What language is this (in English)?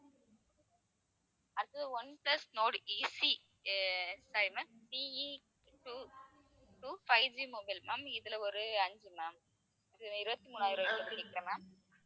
Tamil